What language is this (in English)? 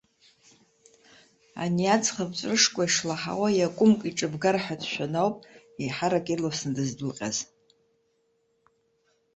Abkhazian